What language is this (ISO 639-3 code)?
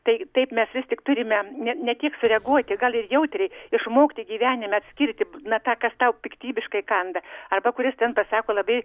lit